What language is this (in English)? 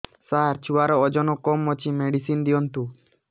Odia